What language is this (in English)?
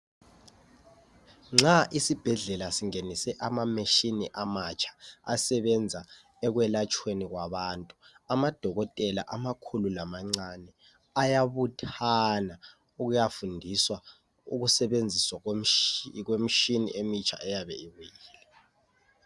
North Ndebele